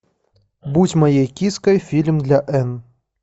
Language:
Russian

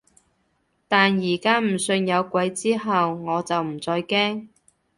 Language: Cantonese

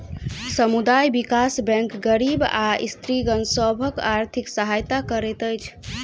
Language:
Maithili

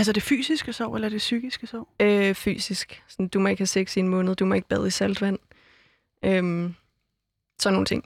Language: Danish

